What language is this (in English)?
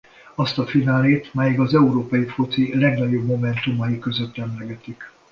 Hungarian